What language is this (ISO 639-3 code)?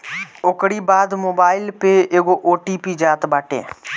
bho